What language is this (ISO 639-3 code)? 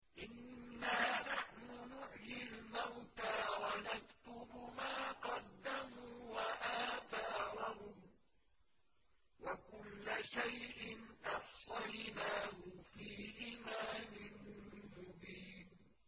ara